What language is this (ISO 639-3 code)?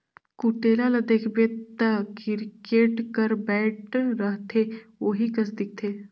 hne